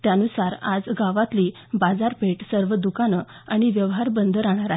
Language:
Marathi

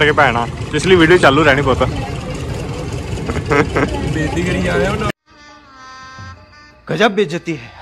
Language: Punjabi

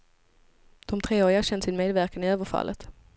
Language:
Swedish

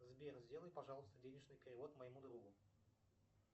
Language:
Russian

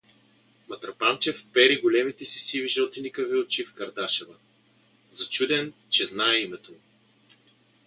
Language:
Bulgarian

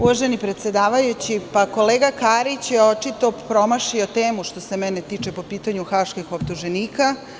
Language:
Serbian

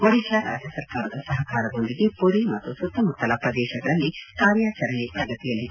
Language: Kannada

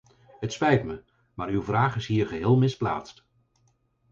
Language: Dutch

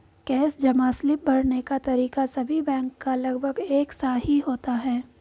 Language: Hindi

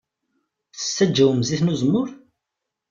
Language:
Kabyle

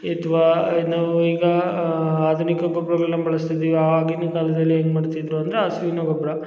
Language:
Kannada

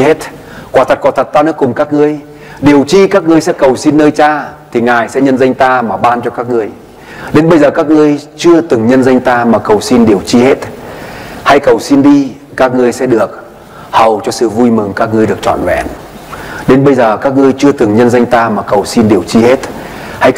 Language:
Vietnamese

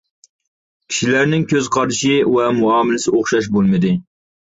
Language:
Uyghur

